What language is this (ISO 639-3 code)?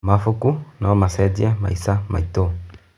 kik